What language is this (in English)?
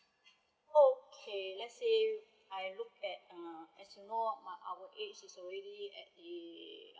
English